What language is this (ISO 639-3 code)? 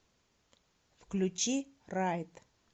rus